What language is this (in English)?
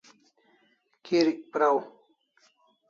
Kalasha